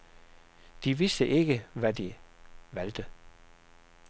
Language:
Danish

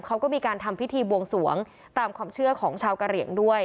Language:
Thai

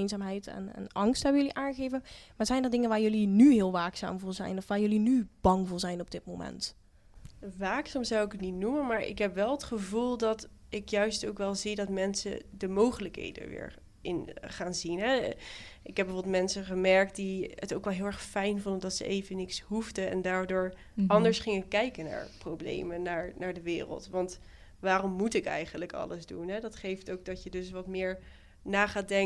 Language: Dutch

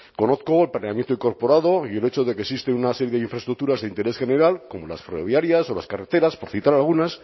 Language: Spanish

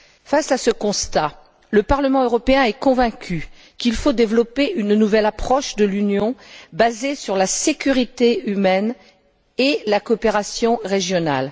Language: French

